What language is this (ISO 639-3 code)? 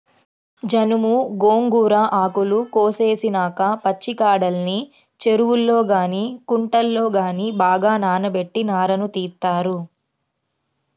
tel